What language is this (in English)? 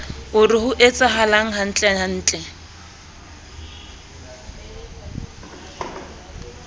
Southern Sotho